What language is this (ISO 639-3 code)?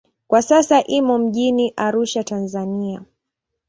swa